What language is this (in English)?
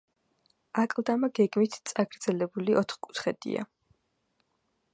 Georgian